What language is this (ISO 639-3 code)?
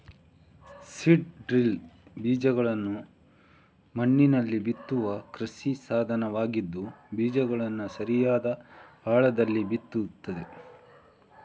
kan